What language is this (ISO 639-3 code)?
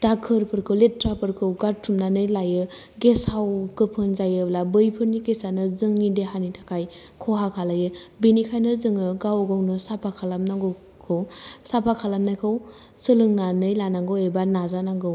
brx